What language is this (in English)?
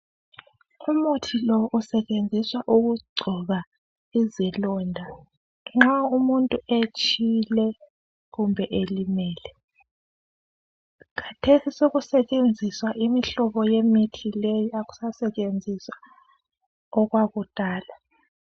North Ndebele